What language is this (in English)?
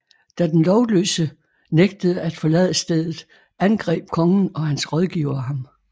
Danish